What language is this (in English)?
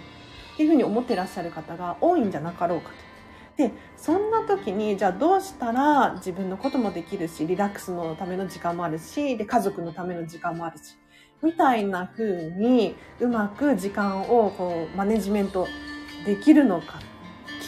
Japanese